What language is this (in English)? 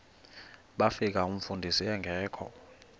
Xhosa